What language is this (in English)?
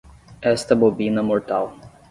Portuguese